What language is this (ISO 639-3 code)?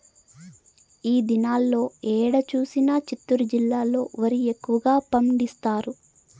tel